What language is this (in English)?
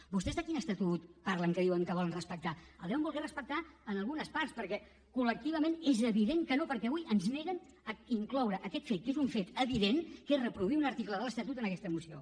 Catalan